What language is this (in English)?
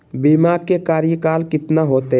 Magahi